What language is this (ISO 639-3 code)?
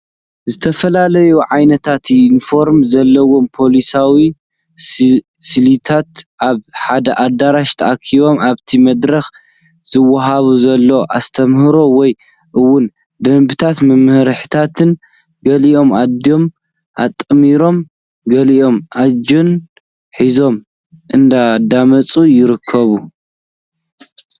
tir